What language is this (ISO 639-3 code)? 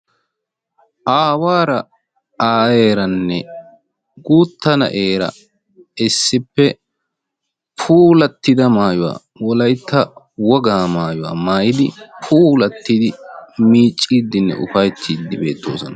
wal